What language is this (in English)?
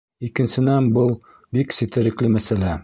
Bashkir